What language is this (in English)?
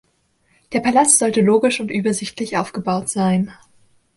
German